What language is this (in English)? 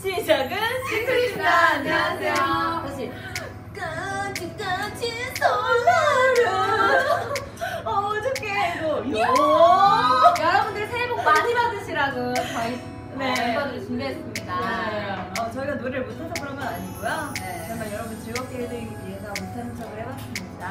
Korean